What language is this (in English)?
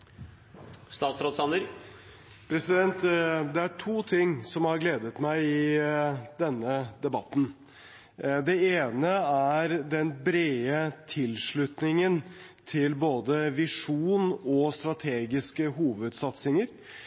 Norwegian Bokmål